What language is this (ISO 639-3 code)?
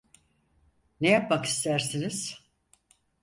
tur